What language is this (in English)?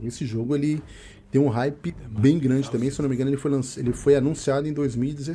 Portuguese